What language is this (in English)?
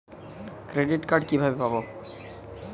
Bangla